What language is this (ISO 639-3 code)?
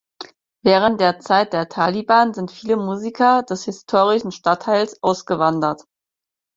deu